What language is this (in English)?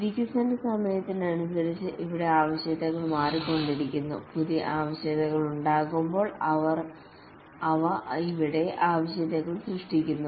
Malayalam